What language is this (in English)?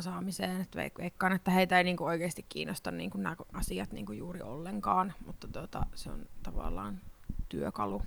Finnish